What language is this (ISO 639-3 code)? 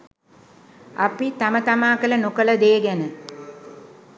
sin